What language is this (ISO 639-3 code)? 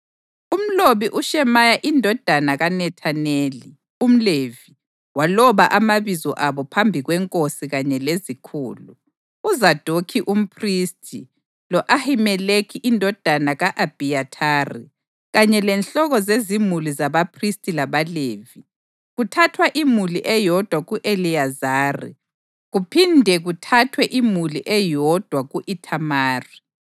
nde